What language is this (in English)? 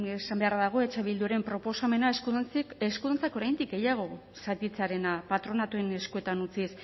Basque